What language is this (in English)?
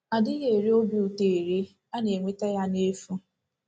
Igbo